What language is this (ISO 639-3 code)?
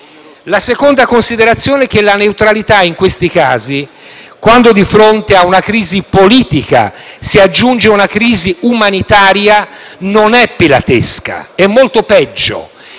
ita